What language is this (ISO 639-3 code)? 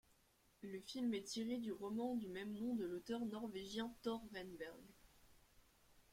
fra